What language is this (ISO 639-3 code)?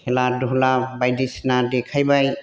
brx